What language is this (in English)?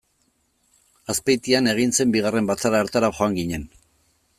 Basque